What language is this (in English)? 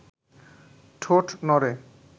Bangla